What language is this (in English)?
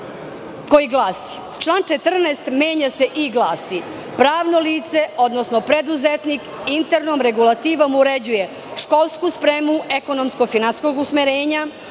Serbian